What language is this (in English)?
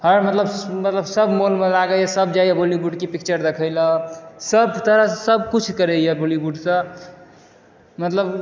Maithili